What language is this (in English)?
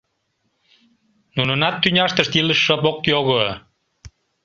Mari